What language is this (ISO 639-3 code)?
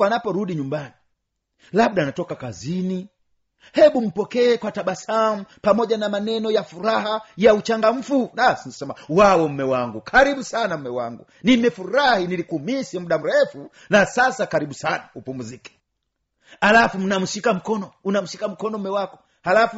swa